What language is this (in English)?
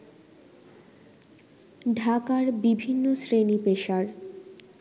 Bangla